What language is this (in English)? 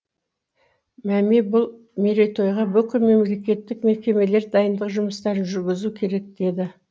Kazakh